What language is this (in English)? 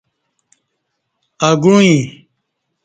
Kati